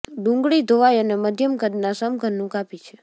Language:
Gujarati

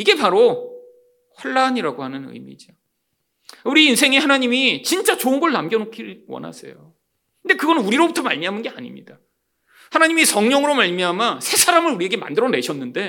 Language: Korean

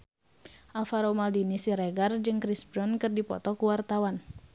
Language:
Sundanese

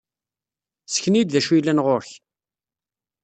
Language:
Kabyle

